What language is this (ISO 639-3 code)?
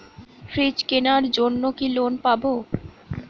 ben